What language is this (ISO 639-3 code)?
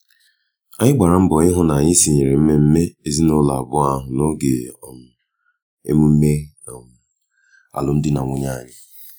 ibo